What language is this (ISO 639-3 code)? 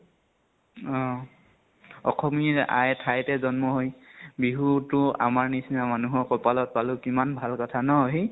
asm